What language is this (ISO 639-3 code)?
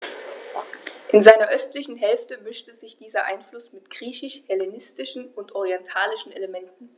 deu